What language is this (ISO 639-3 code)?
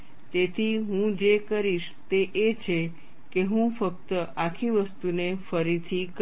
guj